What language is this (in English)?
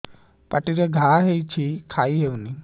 Odia